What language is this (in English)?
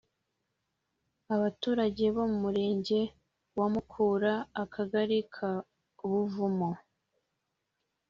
Kinyarwanda